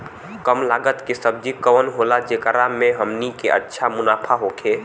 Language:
Bhojpuri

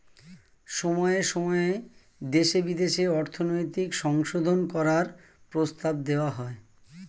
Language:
Bangla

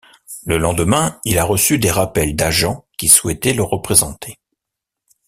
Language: French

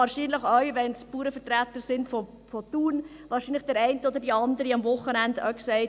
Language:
Swiss German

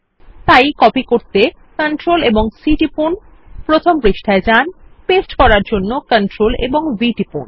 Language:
Bangla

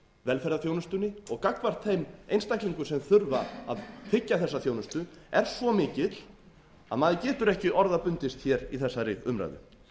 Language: Icelandic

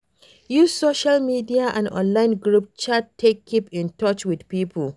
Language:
Nigerian Pidgin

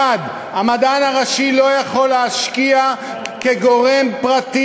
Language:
Hebrew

